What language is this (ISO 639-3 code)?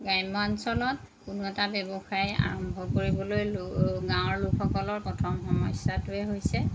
asm